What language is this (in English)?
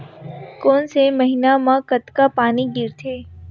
Chhattisgarhi